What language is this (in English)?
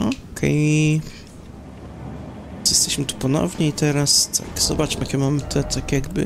Polish